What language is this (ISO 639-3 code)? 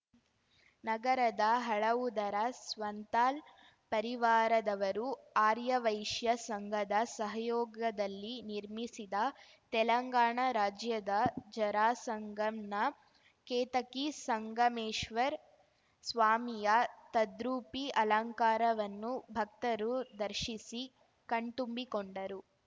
kan